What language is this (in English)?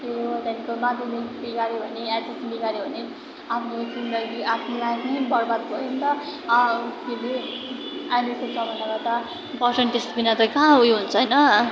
Nepali